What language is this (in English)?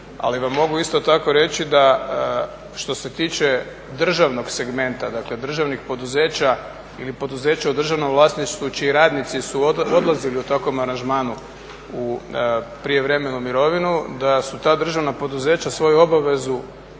Croatian